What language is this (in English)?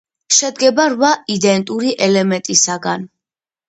Georgian